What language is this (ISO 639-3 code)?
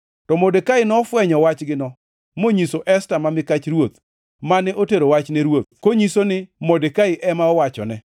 luo